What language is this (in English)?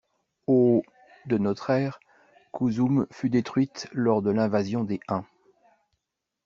French